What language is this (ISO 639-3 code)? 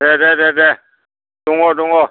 brx